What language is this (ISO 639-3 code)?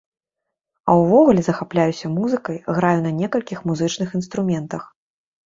bel